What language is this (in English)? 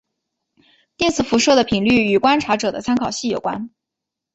Chinese